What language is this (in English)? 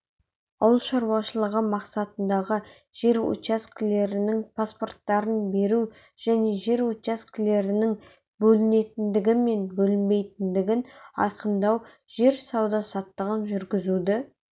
Kazakh